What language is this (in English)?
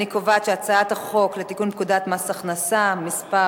Hebrew